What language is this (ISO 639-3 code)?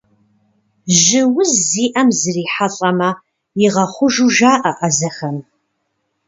kbd